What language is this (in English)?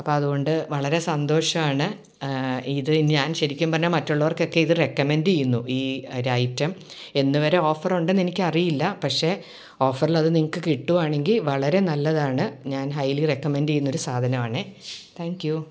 Malayalam